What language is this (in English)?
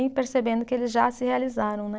Portuguese